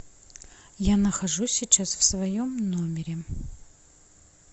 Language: Russian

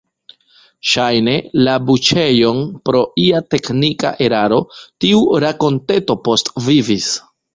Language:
Esperanto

